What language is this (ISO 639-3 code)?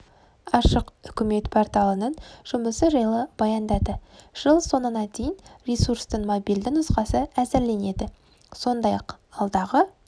kaz